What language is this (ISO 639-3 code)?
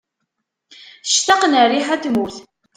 kab